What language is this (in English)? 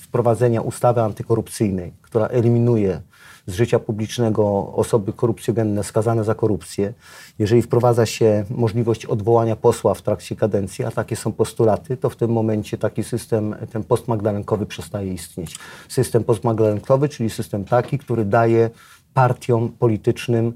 Polish